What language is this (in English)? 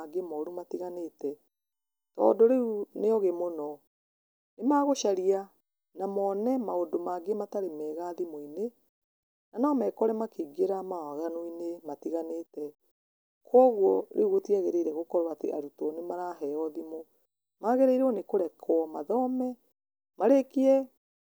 Kikuyu